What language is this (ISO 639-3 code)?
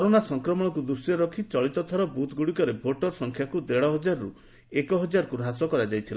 ori